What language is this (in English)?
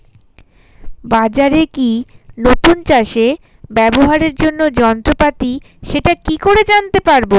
Bangla